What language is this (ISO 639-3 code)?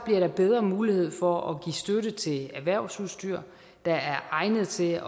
dan